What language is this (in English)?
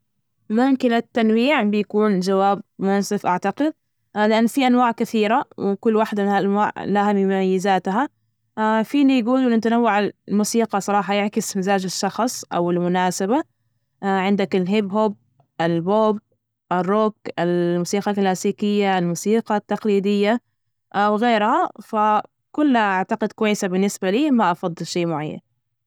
Najdi Arabic